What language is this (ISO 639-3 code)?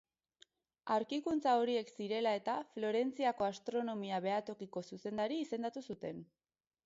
eus